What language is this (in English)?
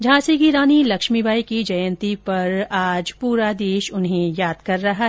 Hindi